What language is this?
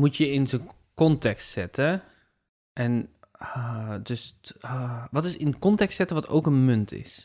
Dutch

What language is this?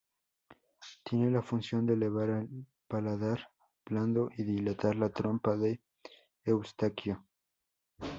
Spanish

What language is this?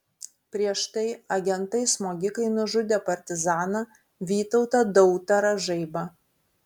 Lithuanian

